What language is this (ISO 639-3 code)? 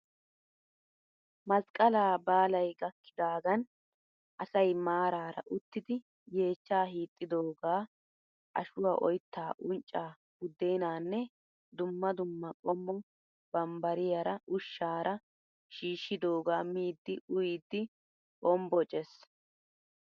wal